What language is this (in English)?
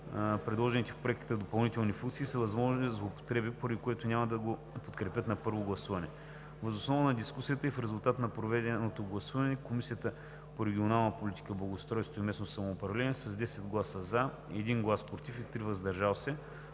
Bulgarian